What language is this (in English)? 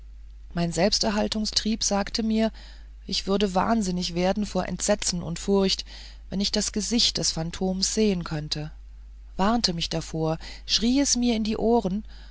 German